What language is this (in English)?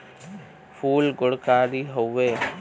Bhojpuri